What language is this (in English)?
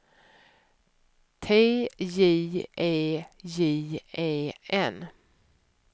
Swedish